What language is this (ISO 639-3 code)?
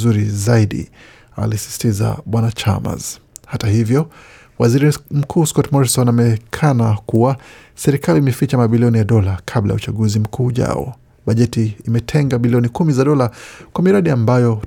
swa